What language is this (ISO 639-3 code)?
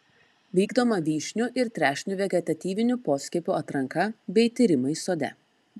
lit